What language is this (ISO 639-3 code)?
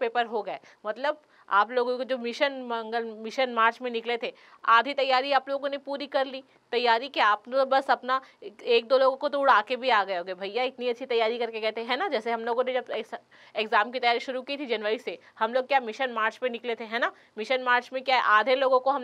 hin